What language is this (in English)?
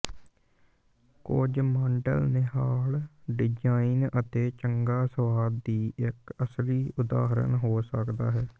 Punjabi